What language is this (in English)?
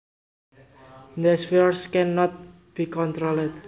Javanese